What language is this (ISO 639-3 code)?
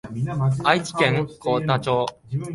jpn